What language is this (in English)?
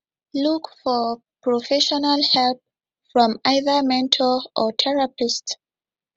Nigerian Pidgin